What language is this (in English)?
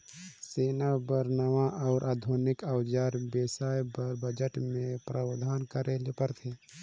Chhattisgarhi